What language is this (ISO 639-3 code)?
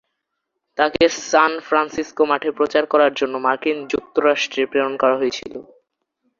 ben